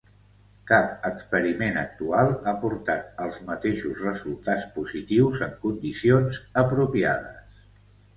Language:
Catalan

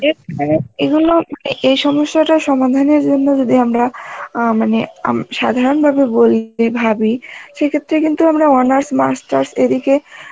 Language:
Bangla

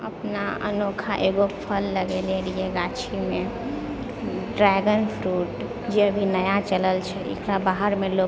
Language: Maithili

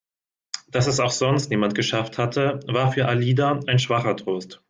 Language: German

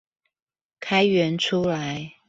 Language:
Chinese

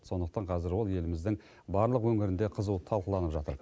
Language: Kazakh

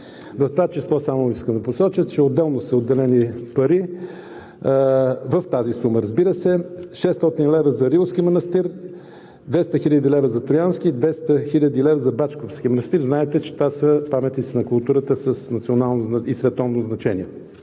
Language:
Bulgarian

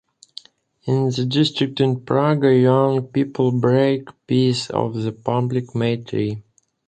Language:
English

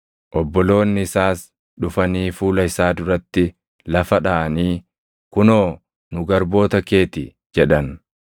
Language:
Oromo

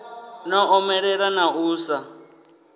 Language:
Venda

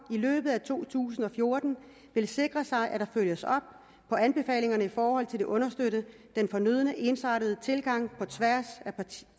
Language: Danish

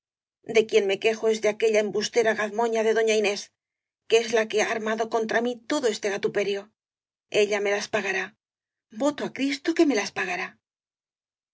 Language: Spanish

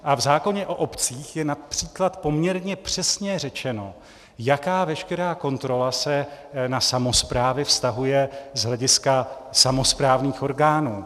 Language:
Czech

